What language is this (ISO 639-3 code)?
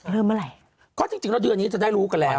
tha